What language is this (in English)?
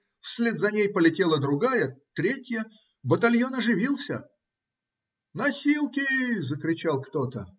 Russian